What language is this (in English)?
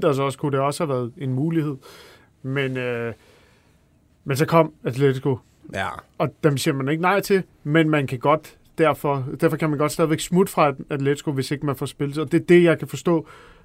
Danish